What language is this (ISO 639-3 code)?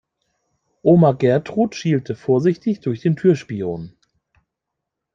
deu